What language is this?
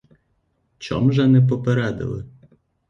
Ukrainian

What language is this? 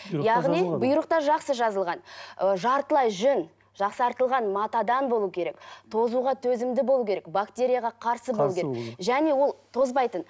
Kazakh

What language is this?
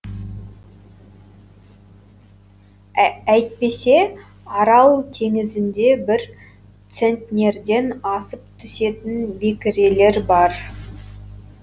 Kazakh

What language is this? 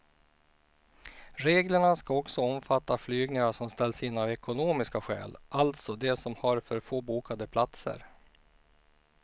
Swedish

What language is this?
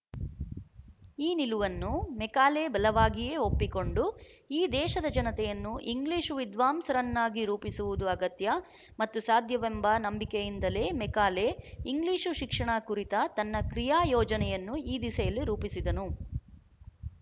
Kannada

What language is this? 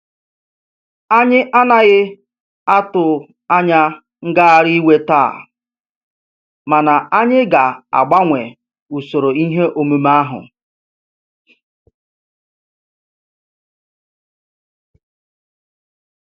Igbo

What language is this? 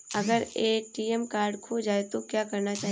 Hindi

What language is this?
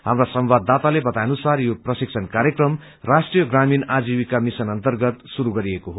Nepali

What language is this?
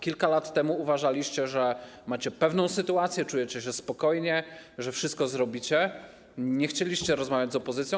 Polish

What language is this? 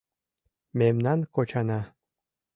Mari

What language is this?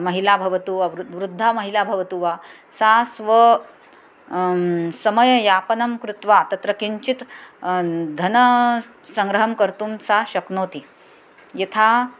Sanskrit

